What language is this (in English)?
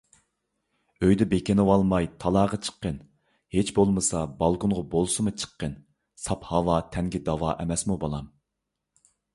Uyghur